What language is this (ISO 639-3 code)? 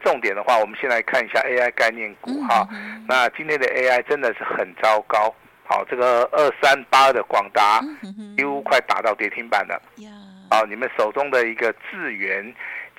zho